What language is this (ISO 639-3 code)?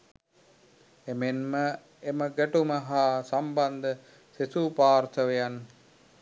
sin